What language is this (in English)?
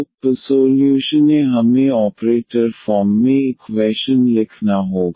Hindi